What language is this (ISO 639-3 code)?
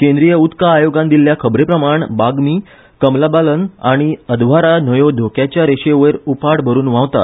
kok